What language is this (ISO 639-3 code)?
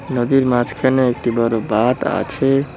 ben